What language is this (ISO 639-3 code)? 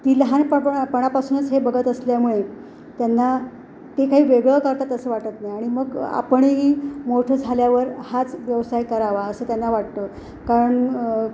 mar